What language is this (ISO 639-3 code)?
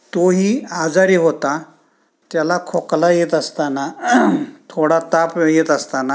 mar